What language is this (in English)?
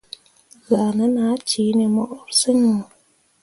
Mundang